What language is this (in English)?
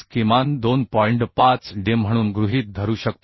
Marathi